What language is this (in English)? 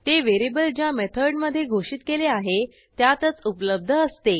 Marathi